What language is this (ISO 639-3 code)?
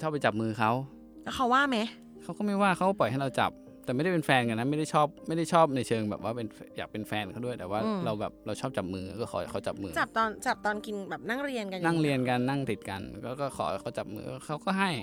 tha